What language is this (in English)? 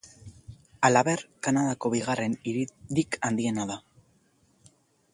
Basque